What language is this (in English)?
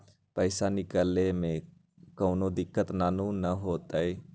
Magahi